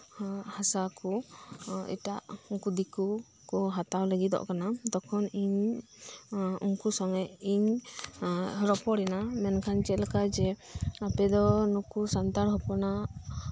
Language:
Santali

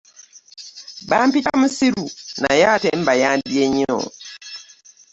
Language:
Ganda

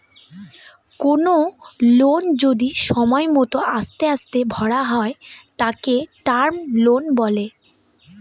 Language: Bangla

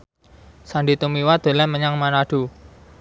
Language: Javanese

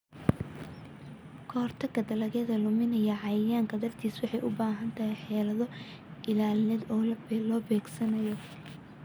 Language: Somali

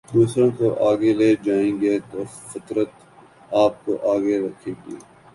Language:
Urdu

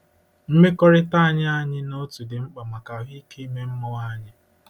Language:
Igbo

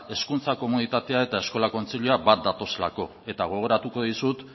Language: Basque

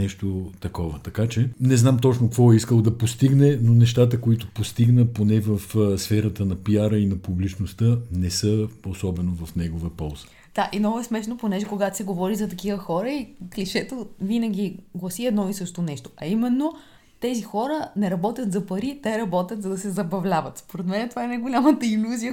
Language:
Bulgarian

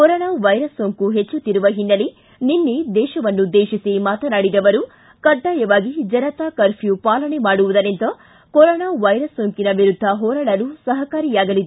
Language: Kannada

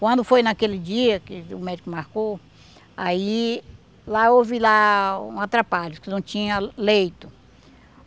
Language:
Portuguese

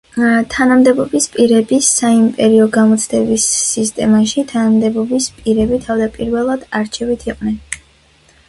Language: Georgian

